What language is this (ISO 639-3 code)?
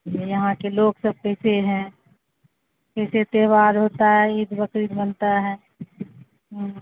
urd